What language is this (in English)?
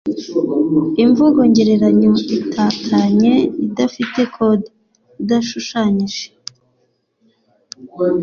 Kinyarwanda